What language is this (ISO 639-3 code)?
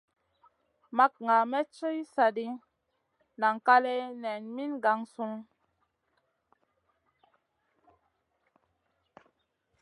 mcn